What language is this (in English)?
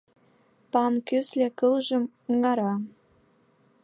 Mari